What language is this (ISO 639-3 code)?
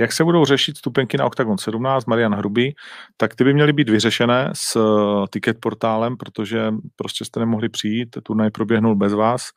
ces